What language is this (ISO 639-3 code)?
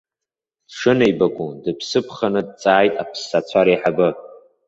abk